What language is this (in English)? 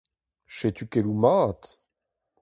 Breton